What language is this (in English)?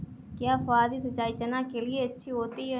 Hindi